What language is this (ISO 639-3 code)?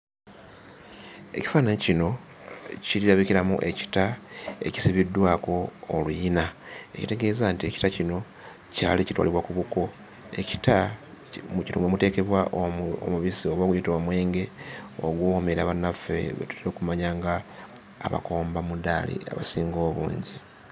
lug